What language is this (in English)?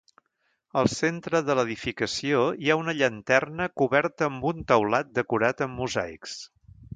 Catalan